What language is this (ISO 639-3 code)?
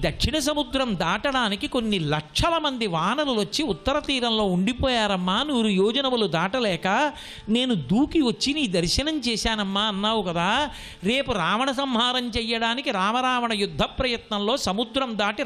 ron